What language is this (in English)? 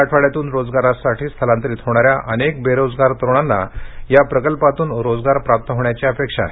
Marathi